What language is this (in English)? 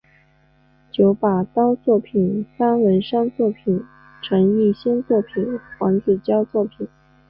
Chinese